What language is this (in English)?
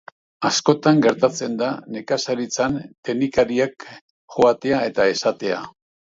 Basque